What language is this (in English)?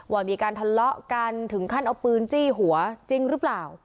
Thai